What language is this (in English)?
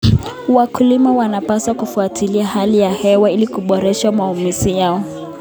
Kalenjin